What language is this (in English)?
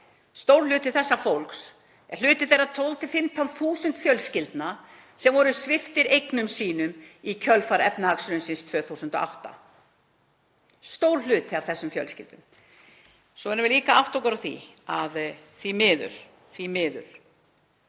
Icelandic